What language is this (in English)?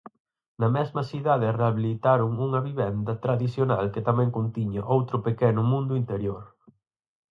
Galician